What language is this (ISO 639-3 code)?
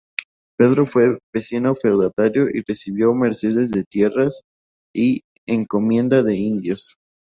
spa